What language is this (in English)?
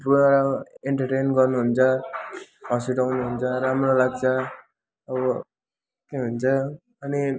Nepali